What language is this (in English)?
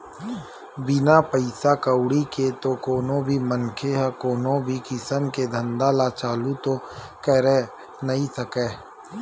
Chhattisgarhi